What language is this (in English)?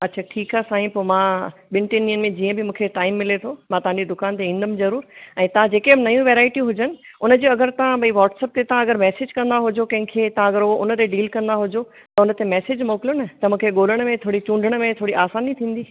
Sindhi